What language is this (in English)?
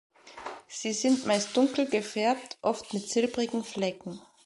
German